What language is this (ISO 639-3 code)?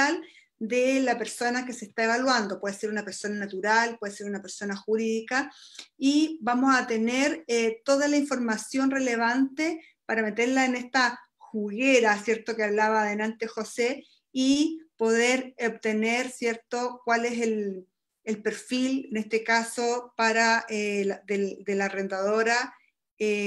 spa